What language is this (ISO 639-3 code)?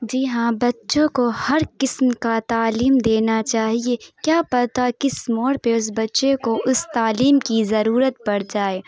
urd